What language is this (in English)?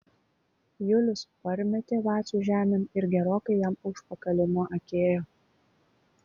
Lithuanian